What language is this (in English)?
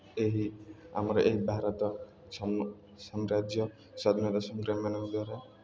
Odia